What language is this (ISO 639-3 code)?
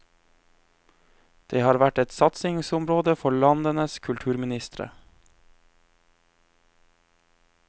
nor